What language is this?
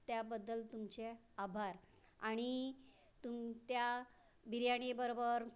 Marathi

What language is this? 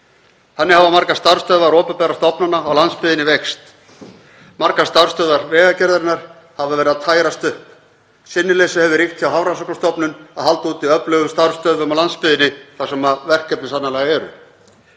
Icelandic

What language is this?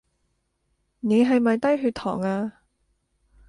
Cantonese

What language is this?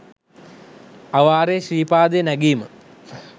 Sinhala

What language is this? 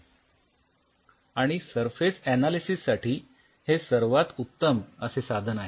Marathi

